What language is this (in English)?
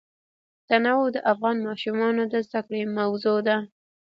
Pashto